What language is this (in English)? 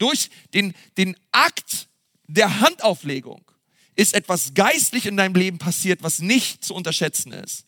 German